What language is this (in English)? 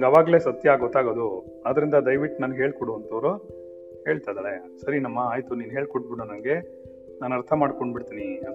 Kannada